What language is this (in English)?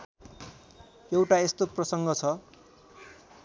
Nepali